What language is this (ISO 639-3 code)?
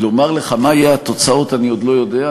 heb